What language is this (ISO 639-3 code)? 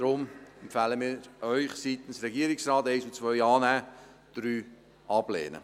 gsw